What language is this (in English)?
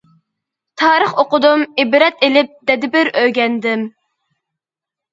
Uyghur